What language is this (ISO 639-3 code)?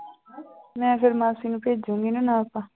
pan